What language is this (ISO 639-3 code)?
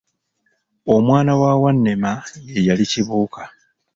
lug